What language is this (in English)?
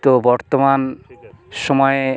Bangla